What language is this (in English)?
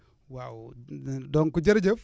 Wolof